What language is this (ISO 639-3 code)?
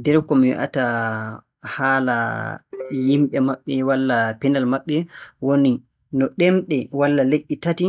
fue